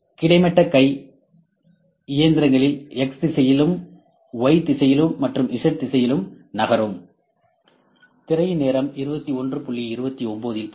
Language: Tamil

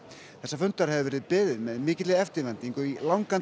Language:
Icelandic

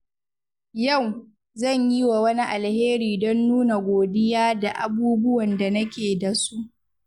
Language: Hausa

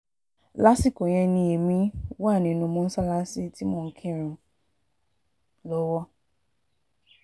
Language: Yoruba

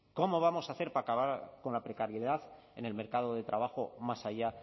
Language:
Spanish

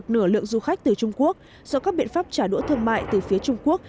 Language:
Vietnamese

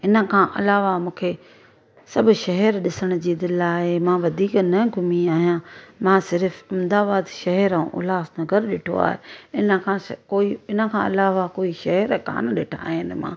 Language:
Sindhi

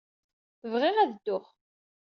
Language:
Kabyle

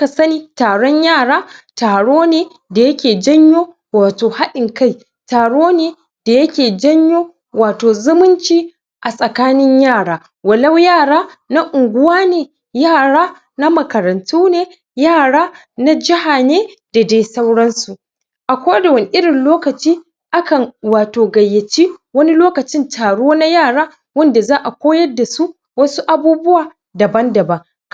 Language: Hausa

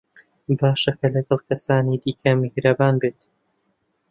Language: Central Kurdish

